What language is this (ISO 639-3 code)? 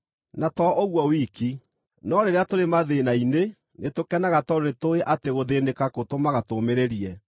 kik